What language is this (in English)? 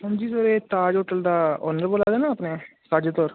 Dogri